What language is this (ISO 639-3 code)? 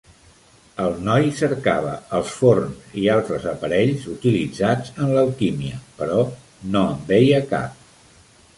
cat